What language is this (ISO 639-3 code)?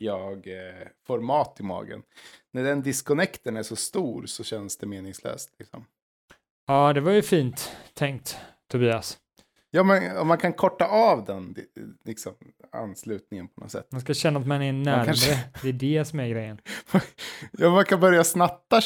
swe